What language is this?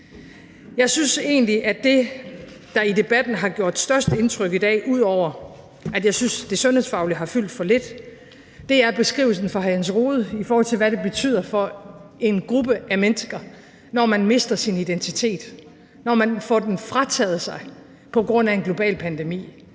Danish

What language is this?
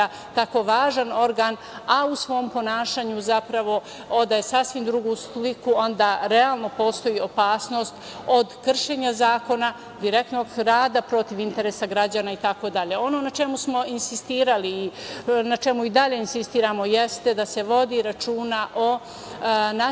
Serbian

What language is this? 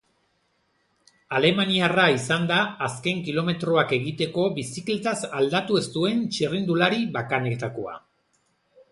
Basque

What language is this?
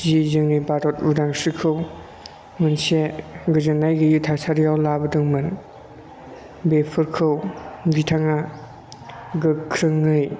Bodo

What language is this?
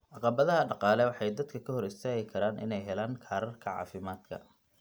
Somali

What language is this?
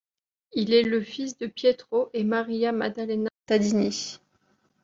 French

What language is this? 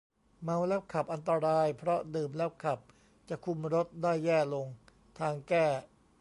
Thai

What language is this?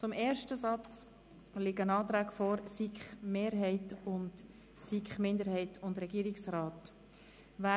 Swiss German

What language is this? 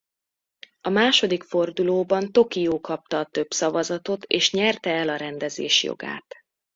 Hungarian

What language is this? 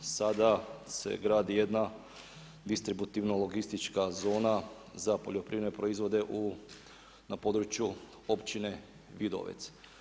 Croatian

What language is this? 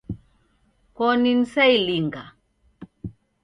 Taita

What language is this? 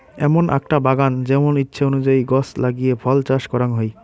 Bangla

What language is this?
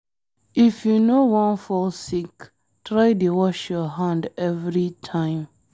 Nigerian Pidgin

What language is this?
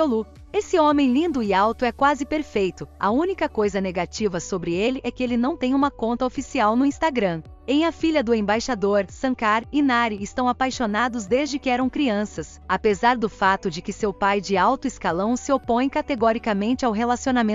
Portuguese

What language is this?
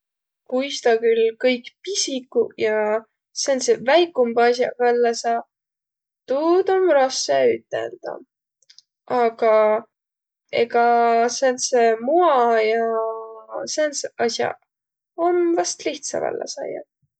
Võro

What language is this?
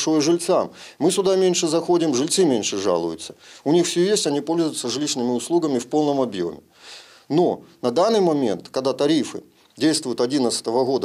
Russian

